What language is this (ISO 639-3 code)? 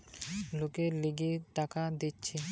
ben